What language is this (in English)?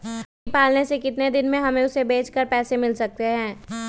Magahi